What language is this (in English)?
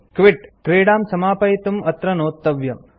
Sanskrit